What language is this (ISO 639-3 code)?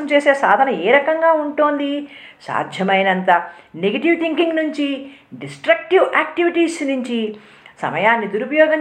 tel